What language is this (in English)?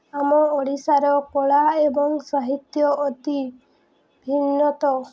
Odia